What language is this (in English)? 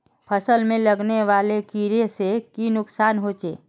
Magahi